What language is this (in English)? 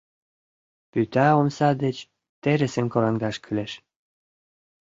Mari